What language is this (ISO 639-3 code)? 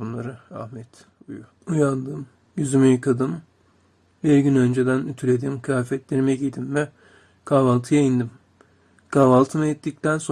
tur